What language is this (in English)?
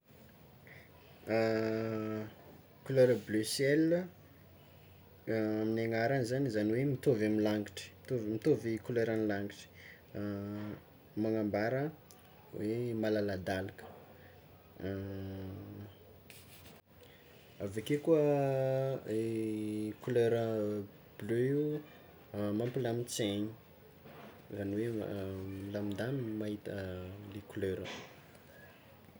Tsimihety Malagasy